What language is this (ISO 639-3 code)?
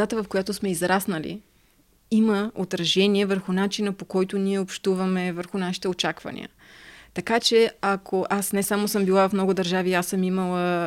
bul